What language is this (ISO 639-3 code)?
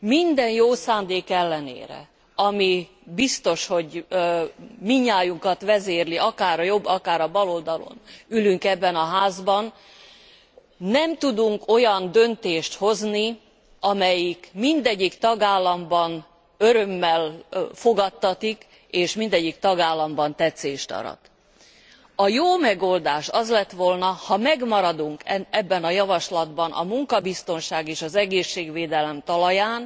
hun